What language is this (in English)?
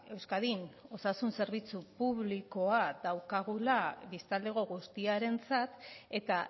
Basque